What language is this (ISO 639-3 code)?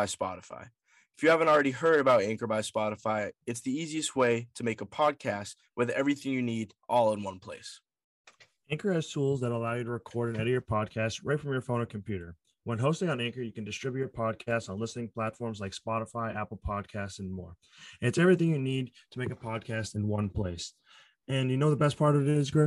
eng